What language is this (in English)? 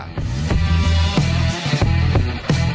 Indonesian